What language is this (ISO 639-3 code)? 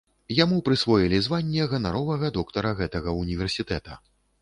bel